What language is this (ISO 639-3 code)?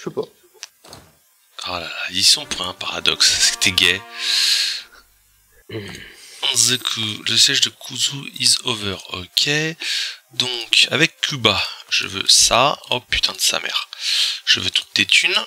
fra